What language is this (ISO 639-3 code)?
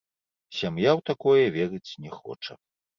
bel